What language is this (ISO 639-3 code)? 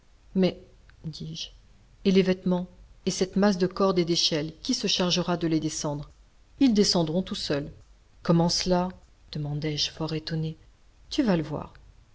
fra